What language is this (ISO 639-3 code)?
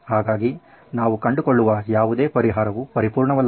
kan